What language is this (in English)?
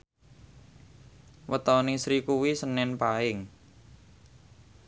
Javanese